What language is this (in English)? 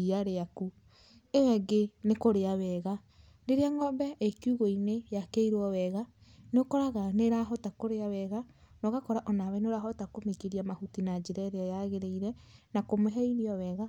Kikuyu